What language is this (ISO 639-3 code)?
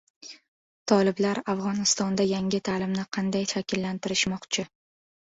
uzb